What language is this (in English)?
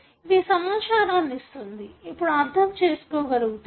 Telugu